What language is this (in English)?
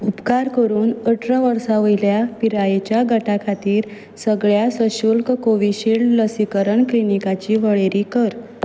Konkani